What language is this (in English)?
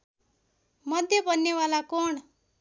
Nepali